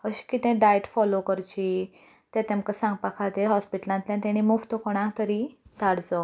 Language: Konkani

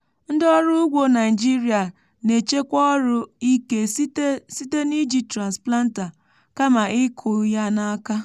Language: Igbo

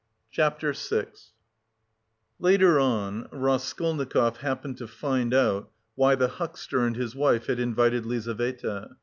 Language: English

